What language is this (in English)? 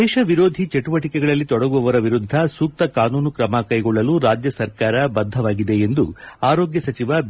Kannada